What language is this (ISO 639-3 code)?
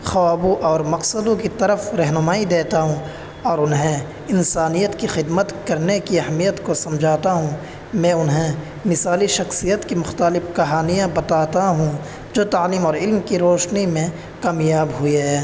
urd